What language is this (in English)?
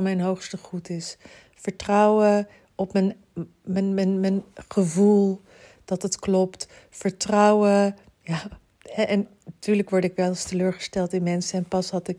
Dutch